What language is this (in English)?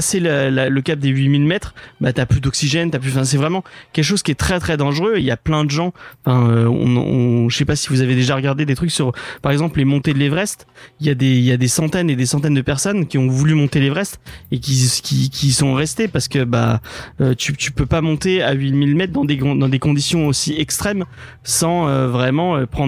French